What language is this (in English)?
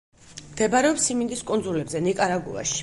Georgian